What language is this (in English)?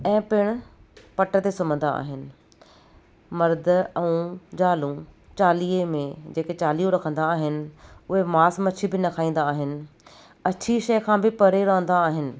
Sindhi